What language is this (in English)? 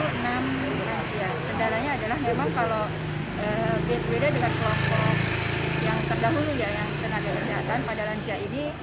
Indonesian